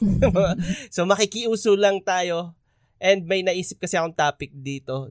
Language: Filipino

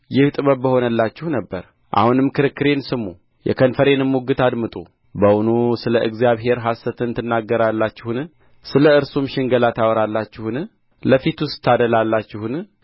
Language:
Amharic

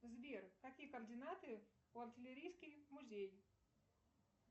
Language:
Russian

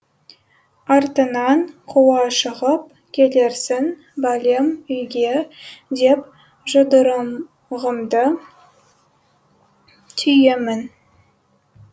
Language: Kazakh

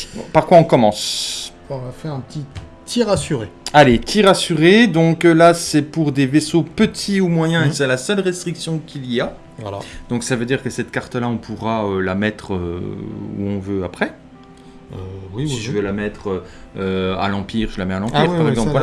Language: French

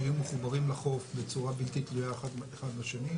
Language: Hebrew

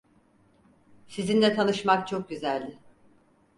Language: Turkish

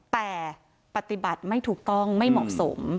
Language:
Thai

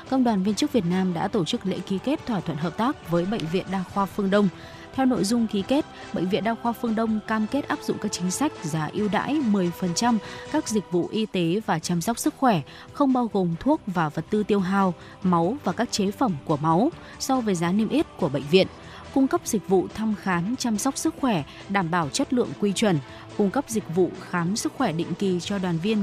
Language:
Vietnamese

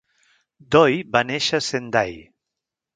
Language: Catalan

